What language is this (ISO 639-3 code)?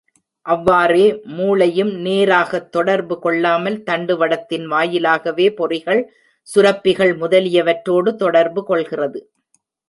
tam